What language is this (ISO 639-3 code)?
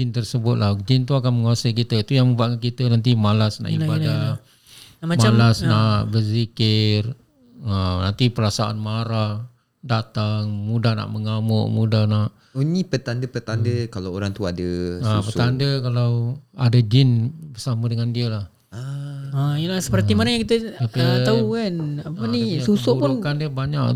msa